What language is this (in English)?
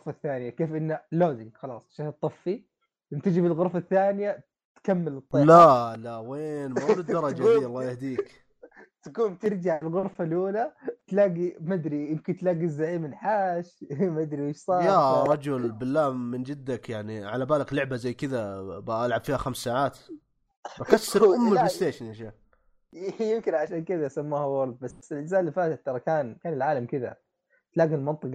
Arabic